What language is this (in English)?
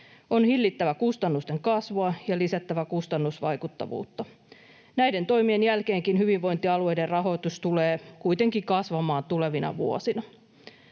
Finnish